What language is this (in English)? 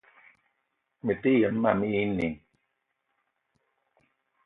Eton (Cameroon)